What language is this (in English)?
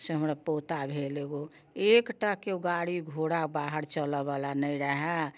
Maithili